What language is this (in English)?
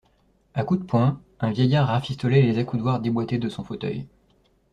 French